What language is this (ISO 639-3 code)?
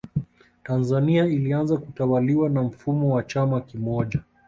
swa